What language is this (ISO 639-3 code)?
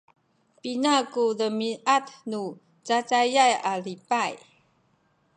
szy